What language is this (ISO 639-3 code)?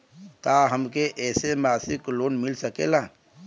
bho